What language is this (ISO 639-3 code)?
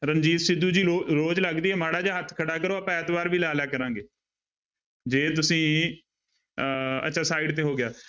pan